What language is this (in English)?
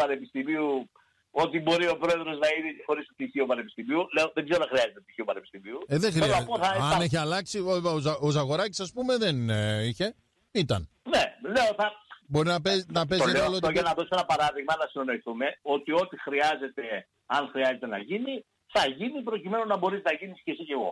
Greek